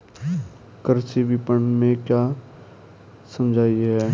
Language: Hindi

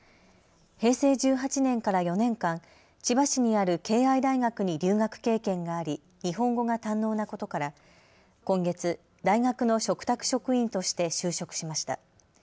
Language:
Japanese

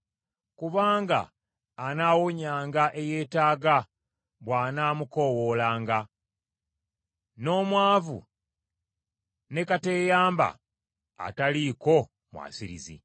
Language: Ganda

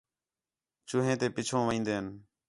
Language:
Khetrani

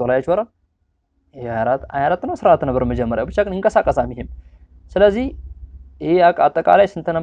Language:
Arabic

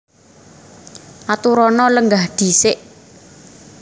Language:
Javanese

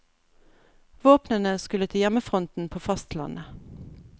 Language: Norwegian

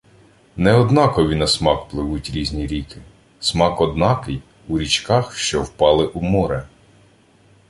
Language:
Ukrainian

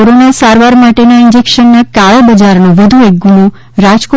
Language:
Gujarati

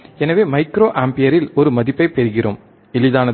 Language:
Tamil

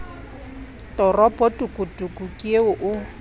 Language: Southern Sotho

